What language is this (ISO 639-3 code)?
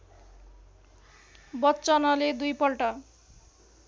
nep